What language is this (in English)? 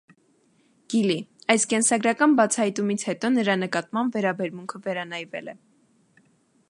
Armenian